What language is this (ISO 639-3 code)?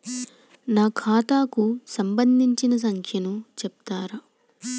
tel